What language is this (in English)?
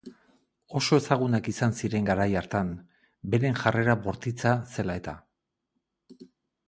Basque